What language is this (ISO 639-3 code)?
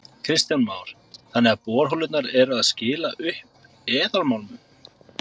isl